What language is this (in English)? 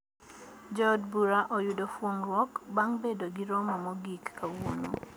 Luo (Kenya and Tanzania)